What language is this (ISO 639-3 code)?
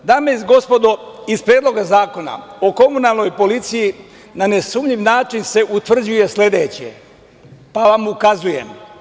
srp